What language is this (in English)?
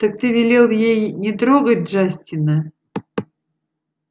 Russian